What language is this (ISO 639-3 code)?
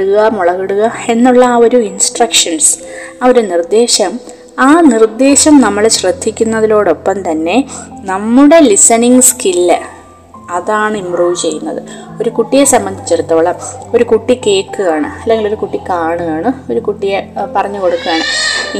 mal